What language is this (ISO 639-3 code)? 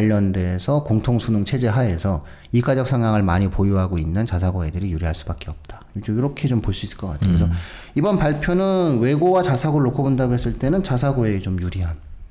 kor